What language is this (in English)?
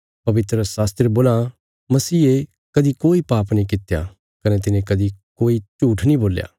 Bilaspuri